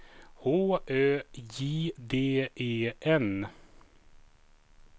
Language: Swedish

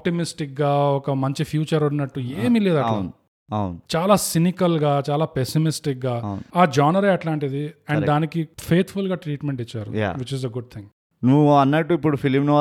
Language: Telugu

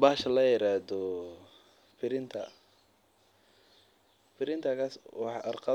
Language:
Somali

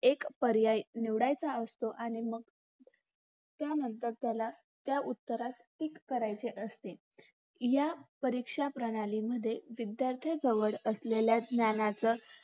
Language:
Marathi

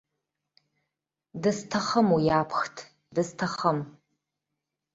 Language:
Abkhazian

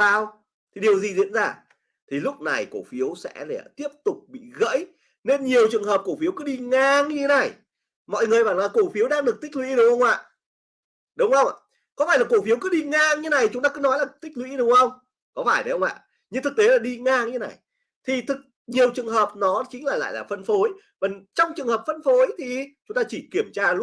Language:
Vietnamese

